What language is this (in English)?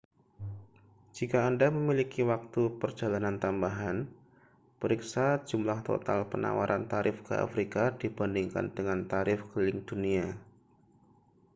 Indonesian